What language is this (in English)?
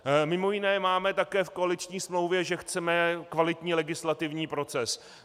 Czech